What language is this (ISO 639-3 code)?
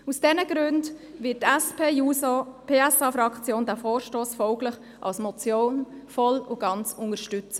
gsw